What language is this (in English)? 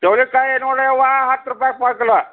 Kannada